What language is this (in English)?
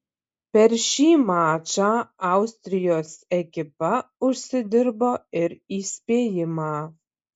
Lithuanian